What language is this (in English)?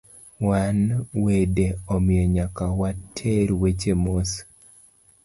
Luo (Kenya and Tanzania)